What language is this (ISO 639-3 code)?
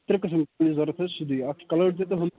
kas